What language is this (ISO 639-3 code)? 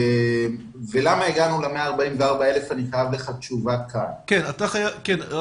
heb